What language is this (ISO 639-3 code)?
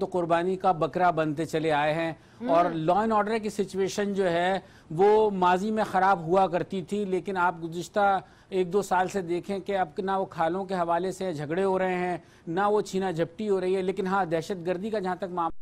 hin